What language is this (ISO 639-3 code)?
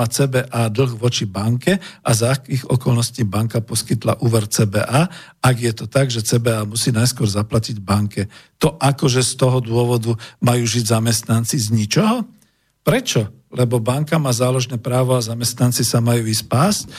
slk